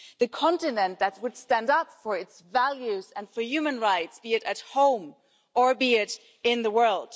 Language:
English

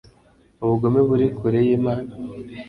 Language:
Kinyarwanda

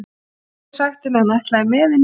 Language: Icelandic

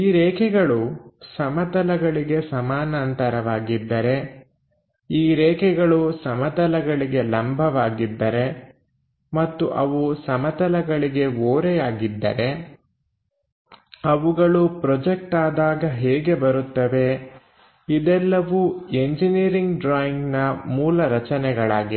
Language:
Kannada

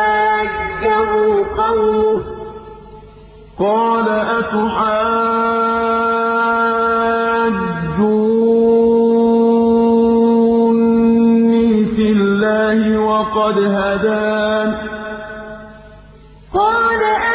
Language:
Arabic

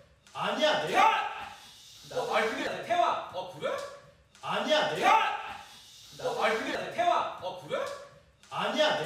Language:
Korean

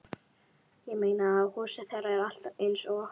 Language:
Icelandic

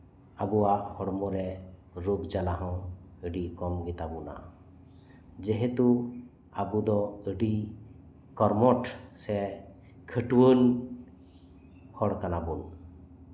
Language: Santali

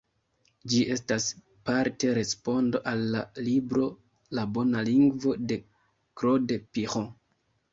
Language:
Esperanto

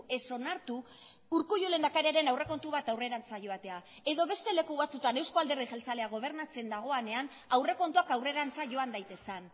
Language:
Basque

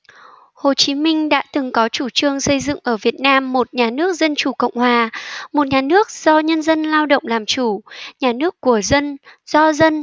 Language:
Vietnamese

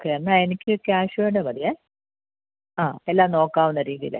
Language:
Malayalam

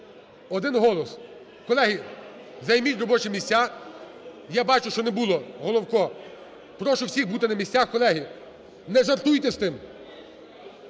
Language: Ukrainian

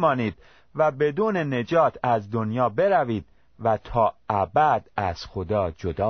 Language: Persian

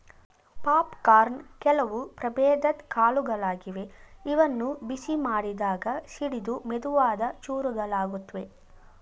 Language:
Kannada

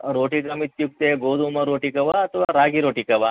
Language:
Sanskrit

